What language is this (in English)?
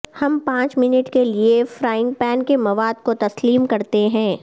Urdu